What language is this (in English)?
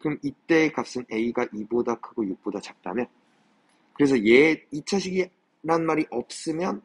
Korean